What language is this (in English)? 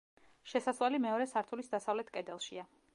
Georgian